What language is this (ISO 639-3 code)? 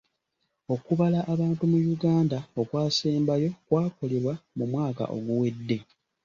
lug